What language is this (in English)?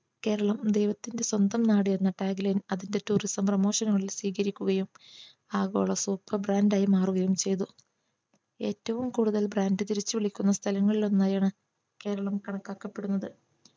Malayalam